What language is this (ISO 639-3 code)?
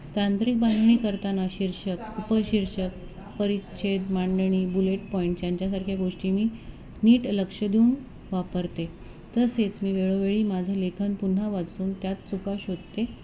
mar